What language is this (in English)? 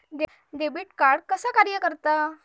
Marathi